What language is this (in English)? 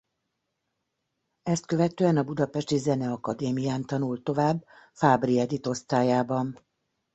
Hungarian